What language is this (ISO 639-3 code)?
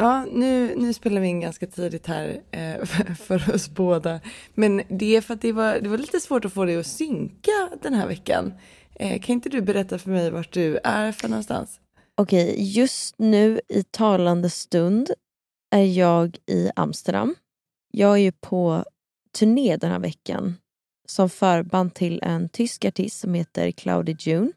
swe